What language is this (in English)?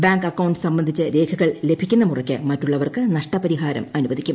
Malayalam